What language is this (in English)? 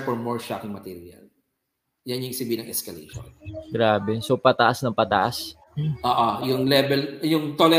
Filipino